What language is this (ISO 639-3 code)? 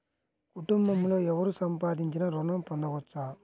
tel